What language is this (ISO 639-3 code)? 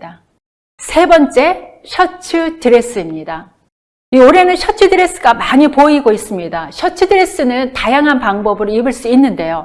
kor